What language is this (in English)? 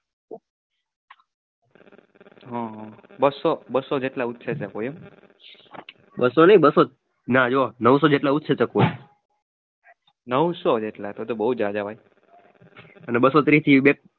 Gujarati